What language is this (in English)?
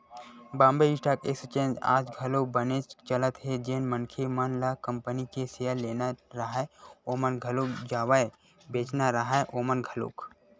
Chhattisgarhi